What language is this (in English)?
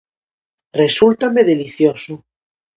Galician